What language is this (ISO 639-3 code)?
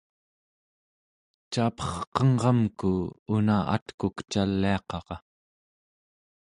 esu